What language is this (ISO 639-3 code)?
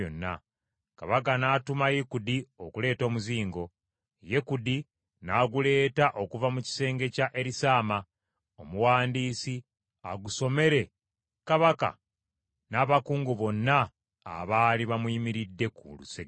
lug